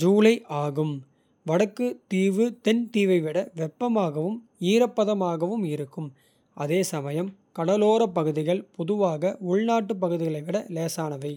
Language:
Kota (India)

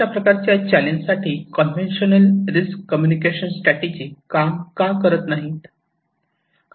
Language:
Marathi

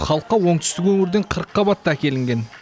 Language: Kazakh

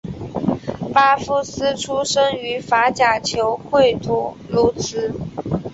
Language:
Chinese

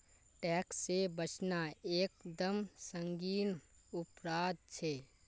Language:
Magahi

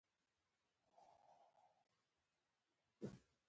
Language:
Pashto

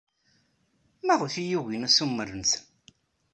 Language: Kabyle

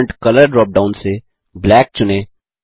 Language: Hindi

